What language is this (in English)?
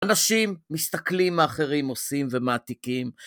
Hebrew